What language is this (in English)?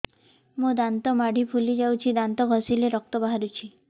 Odia